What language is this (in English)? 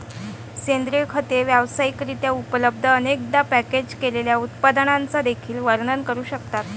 Marathi